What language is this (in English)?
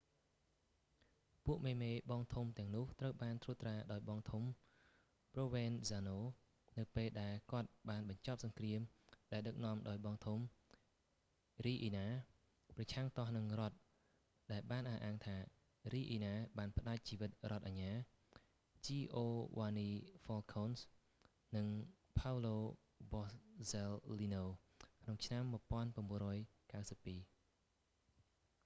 Khmer